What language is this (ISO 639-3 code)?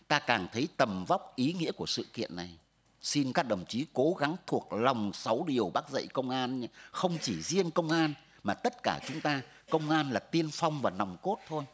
vie